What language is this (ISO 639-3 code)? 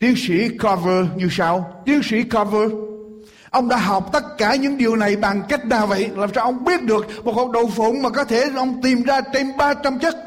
vie